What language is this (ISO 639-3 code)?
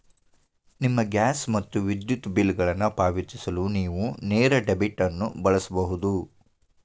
kan